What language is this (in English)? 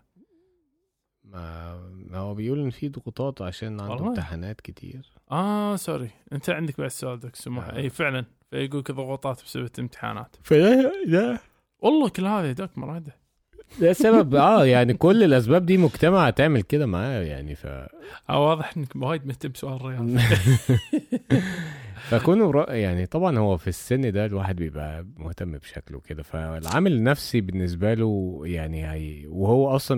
Arabic